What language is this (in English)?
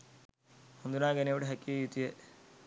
Sinhala